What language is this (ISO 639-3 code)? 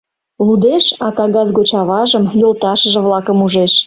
chm